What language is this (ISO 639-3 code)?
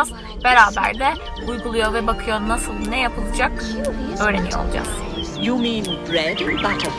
tur